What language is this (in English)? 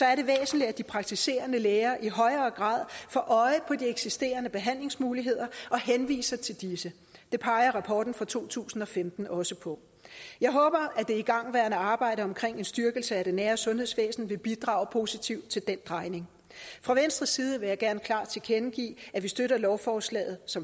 Danish